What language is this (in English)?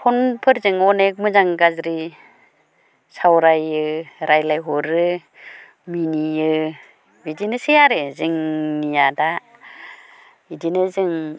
Bodo